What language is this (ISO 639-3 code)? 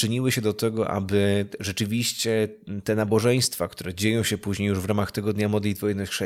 pol